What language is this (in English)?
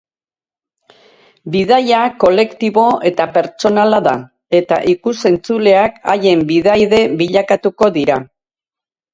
Basque